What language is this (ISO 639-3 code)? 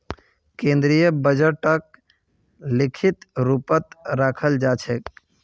mag